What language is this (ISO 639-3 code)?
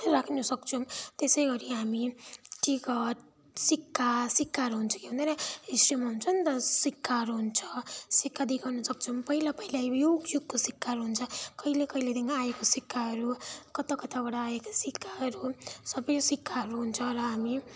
nep